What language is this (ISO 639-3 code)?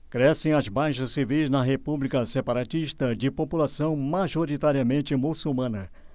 por